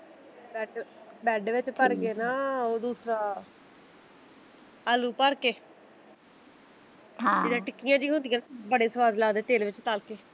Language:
Punjabi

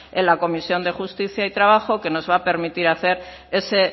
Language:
Spanish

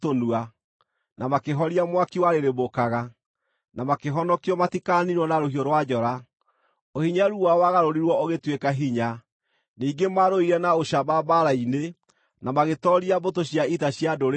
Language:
Kikuyu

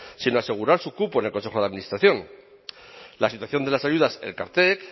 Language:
Spanish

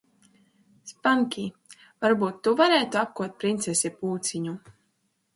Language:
Latvian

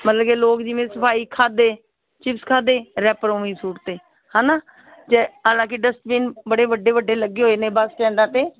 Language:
Punjabi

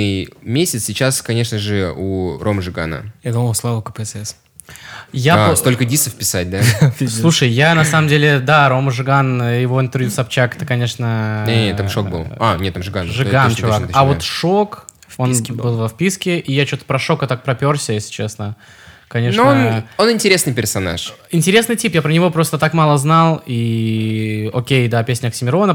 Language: Russian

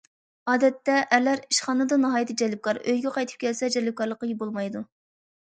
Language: Uyghur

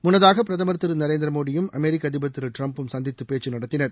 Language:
Tamil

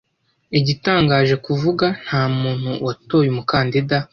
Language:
Kinyarwanda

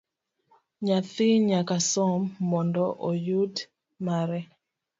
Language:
Luo (Kenya and Tanzania)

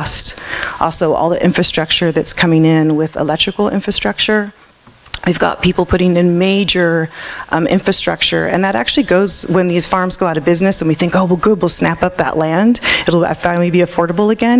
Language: English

